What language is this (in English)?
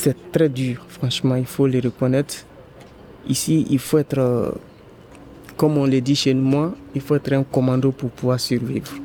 French